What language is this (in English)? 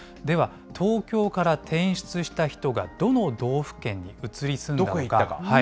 Japanese